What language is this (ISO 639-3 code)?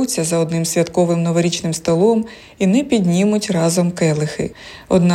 ukr